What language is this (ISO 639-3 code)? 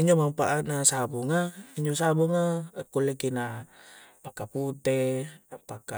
kjc